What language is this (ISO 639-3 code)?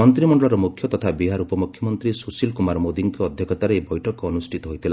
ori